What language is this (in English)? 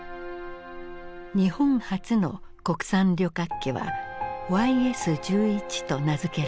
Japanese